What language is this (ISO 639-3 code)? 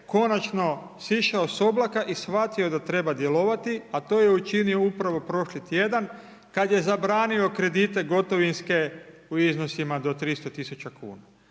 hrv